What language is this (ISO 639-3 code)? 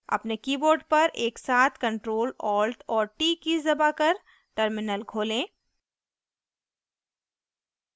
hin